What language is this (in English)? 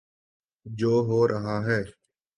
Urdu